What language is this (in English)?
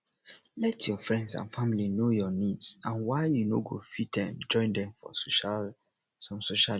Nigerian Pidgin